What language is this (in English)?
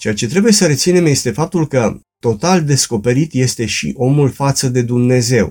Romanian